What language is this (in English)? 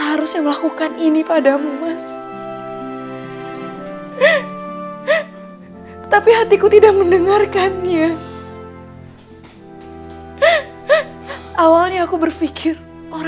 Indonesian